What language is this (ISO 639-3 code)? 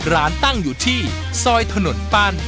tha